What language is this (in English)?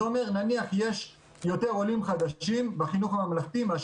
Hebrew